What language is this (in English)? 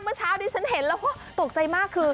Thai